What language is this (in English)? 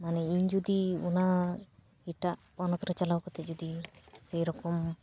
Santali